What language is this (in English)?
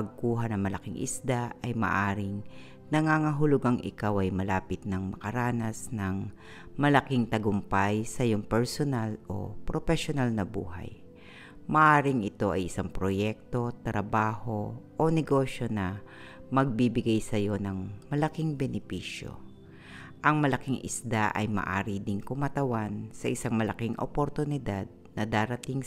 Filipino